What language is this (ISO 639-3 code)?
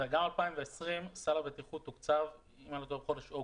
heb